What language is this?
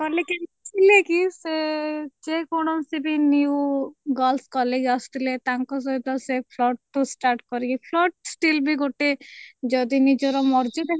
Odia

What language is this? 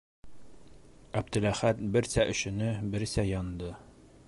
Bashkir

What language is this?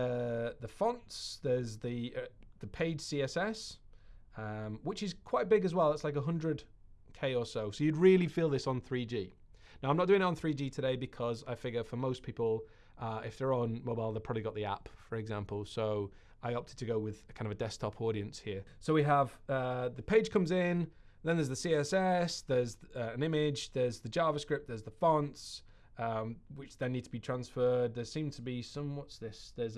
English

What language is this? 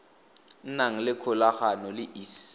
Tswana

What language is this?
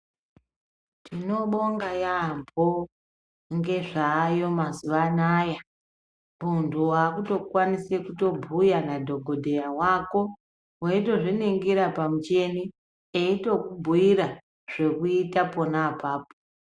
Ndau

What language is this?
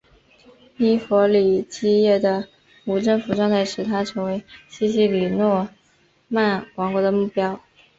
Chinese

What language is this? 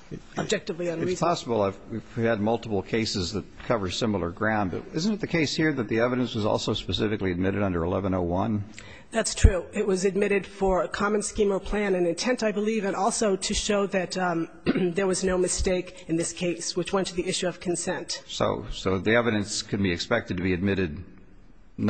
English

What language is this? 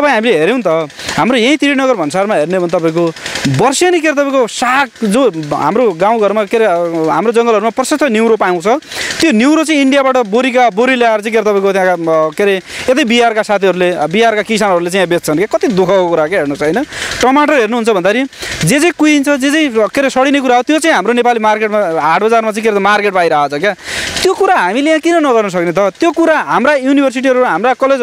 Arabic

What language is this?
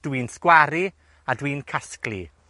Welsh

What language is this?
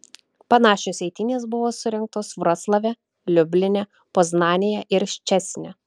Lithuanian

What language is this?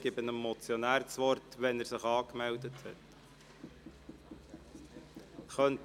Swiss German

